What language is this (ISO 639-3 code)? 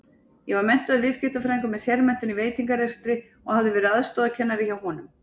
isl